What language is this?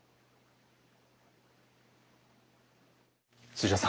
Japanese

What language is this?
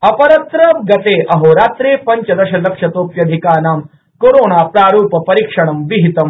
Sanskrit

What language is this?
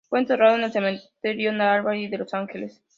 Spanish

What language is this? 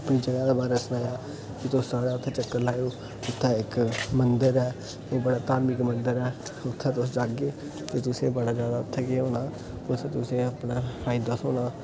Dogri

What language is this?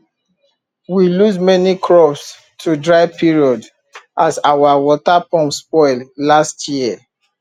Nigerian Pidgin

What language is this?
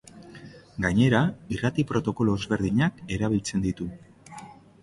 Basque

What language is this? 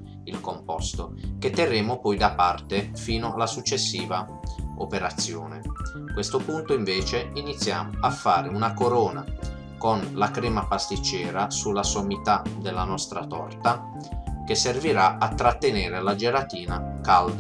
Italian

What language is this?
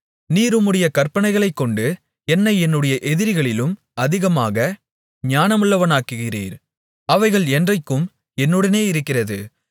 Tamil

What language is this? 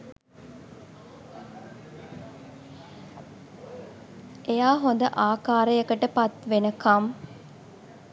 Sinhala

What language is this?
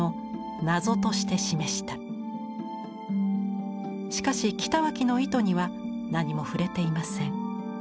Japanese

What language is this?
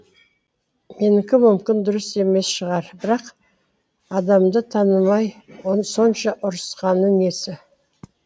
Kazakh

